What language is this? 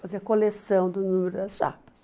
Portuguese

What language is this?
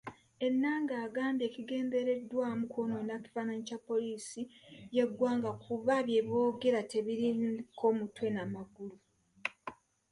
Ganda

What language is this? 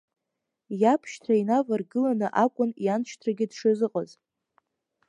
Abkhazian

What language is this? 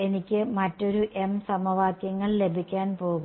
Malayalam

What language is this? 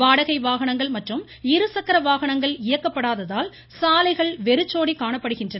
Tamil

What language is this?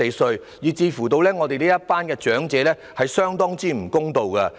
Cantonese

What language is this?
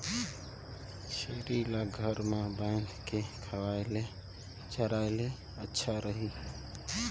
Chhattisgarhi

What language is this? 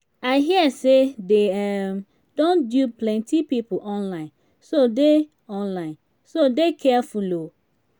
Nigerian Pidgin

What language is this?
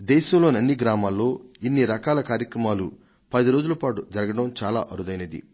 Telugu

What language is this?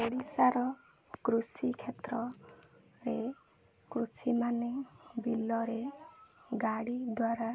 Odia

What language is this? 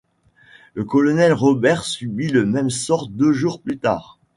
French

